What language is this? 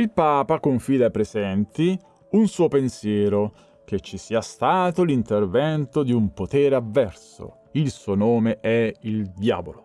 Italian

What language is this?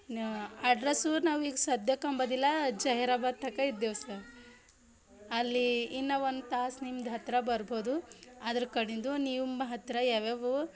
Kannada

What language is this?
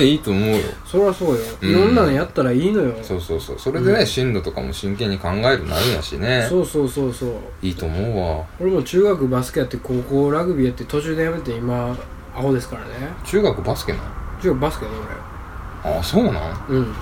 Japanese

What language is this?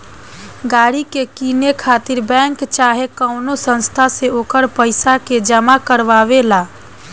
Bhojpuri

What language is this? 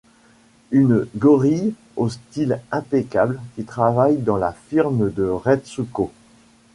French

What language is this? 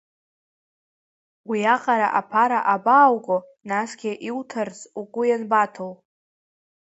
Abkhazian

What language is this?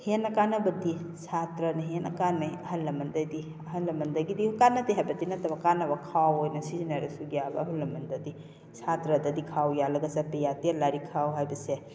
Manipuri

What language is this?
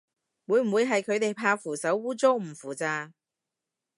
Cantonese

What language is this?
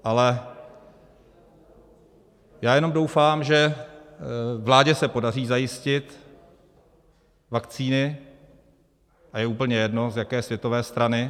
Czech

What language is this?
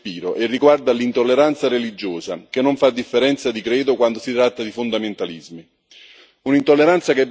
Italian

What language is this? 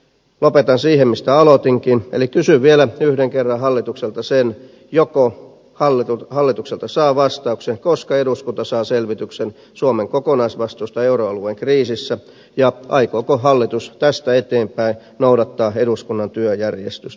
Finnish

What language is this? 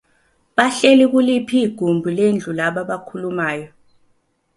Zulu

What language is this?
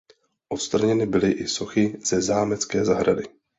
Czech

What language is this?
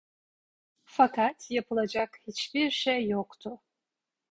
Turkish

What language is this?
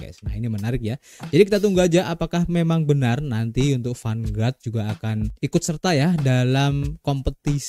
Indonesian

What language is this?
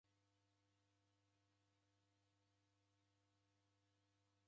Taita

